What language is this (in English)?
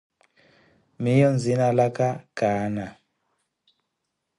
Koti